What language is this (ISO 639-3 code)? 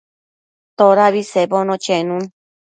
mcf